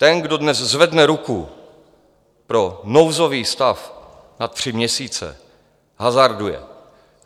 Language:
Czech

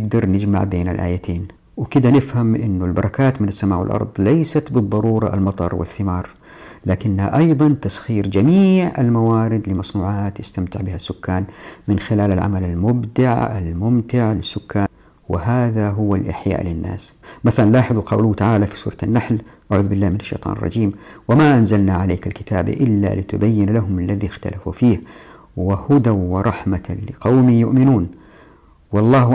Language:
Arabic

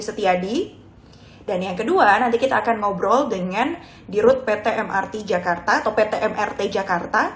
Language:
Indonesian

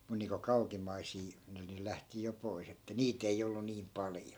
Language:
Finnish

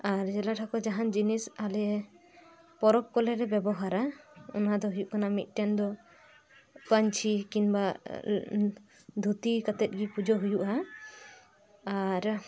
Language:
Santali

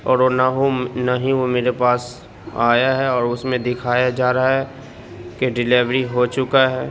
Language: Urdu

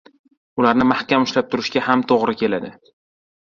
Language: Uzbek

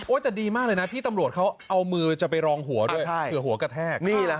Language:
Thai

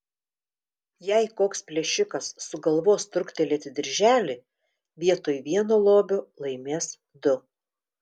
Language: Lithuanian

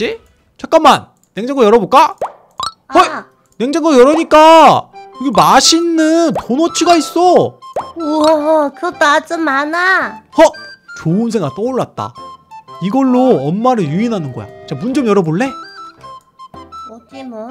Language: Korean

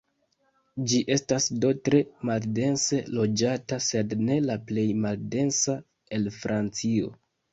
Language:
Esperanto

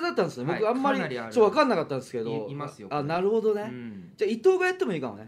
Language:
Japanese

